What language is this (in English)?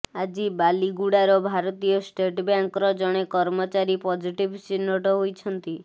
Odia